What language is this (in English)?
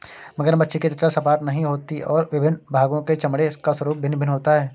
Hindi